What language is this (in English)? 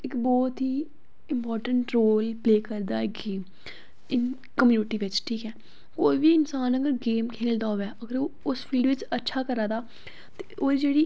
Dogri